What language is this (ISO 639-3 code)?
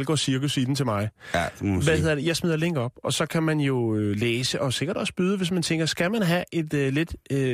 dan